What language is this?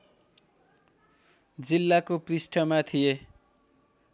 Nepali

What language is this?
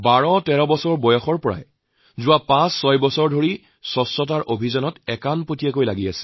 Assamese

